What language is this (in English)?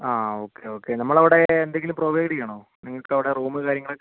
Malayalam